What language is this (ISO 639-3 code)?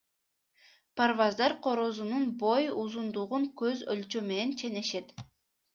kir